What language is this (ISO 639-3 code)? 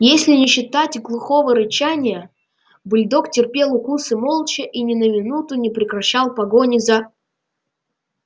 rus